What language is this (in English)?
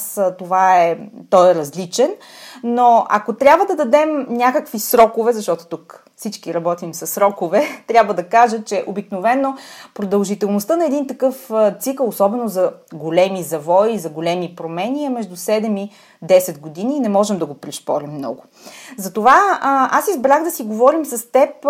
Bulgarian